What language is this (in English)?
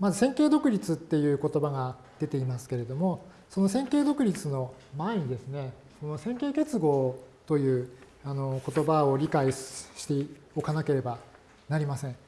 Japanese